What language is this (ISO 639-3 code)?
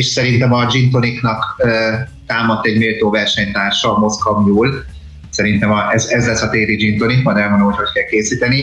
hun